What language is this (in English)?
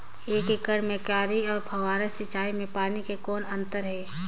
Chhattisgarhi